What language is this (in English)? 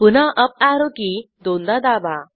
Marathi